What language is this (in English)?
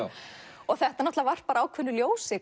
Icelandic